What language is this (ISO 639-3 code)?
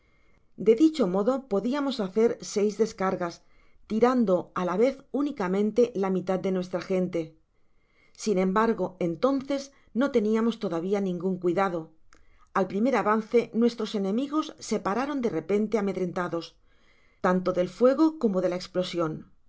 spa